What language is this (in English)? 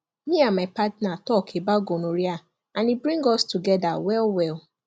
Nigerian Pidgin